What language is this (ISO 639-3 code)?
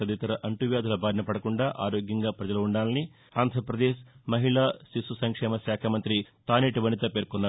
tel